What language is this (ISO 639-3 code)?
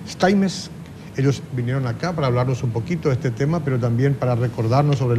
spa